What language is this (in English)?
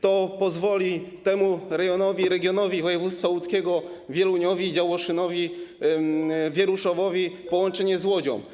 Polish